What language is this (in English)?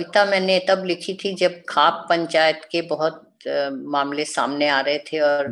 Hindi